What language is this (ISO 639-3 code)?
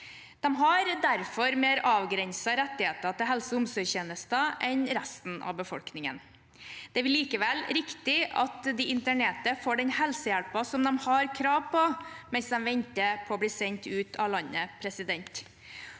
nor